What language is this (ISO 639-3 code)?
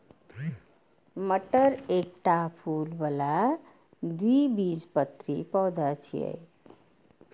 mai